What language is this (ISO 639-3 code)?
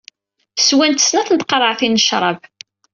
kab